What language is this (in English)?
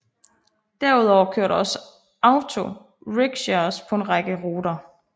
Danish